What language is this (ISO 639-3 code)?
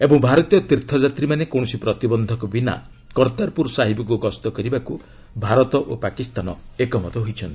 ori